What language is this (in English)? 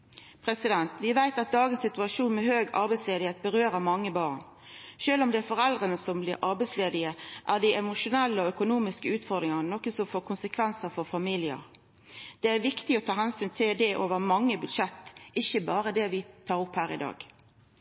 Norwegian Nynorsk